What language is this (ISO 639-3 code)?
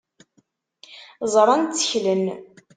kab